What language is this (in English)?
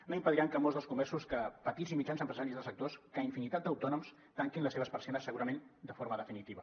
Catalan